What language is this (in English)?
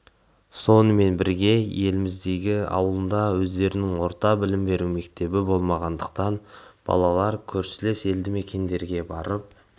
Kazakh